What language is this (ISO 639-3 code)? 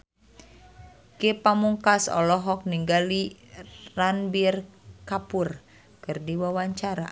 sun